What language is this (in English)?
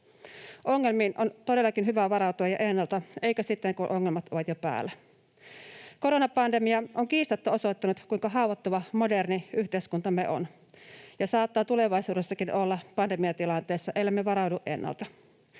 Finnish